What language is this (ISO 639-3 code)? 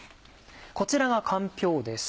jpn